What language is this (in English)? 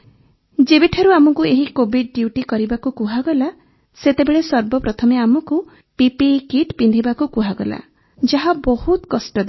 Odia